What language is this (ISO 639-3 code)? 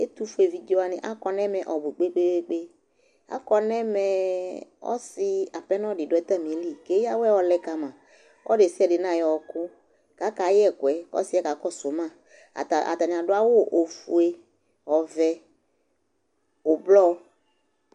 kpo